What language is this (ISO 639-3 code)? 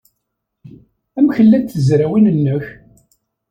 kab